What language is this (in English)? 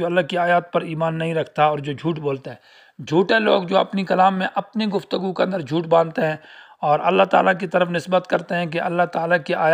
Arabic